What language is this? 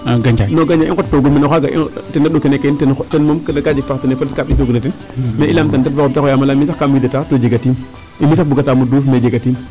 Serer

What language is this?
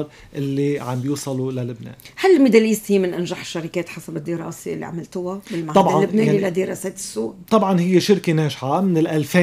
Arabic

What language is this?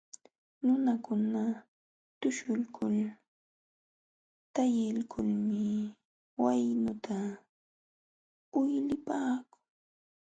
Jauja Wanca Quechua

